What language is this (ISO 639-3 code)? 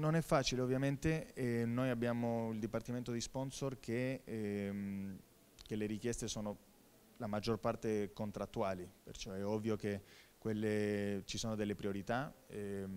ita